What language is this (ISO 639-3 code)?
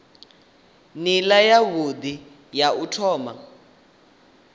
ven